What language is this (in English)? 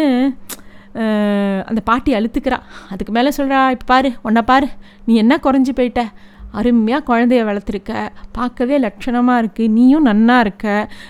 Tamil